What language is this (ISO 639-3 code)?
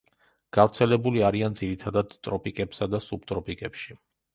kat